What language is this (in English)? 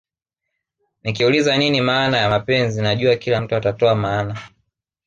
Swahili